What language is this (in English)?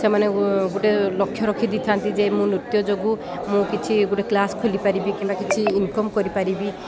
Odia